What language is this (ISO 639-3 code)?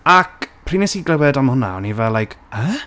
cym